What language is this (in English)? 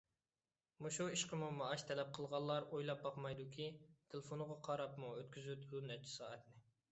Uyghur